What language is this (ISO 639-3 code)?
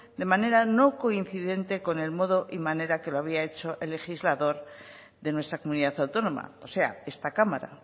spa